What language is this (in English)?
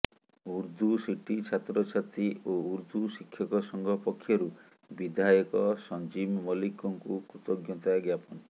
Odia